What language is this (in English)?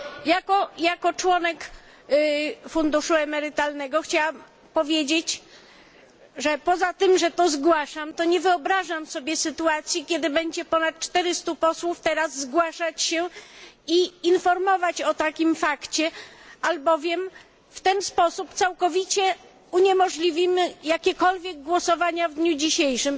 Polish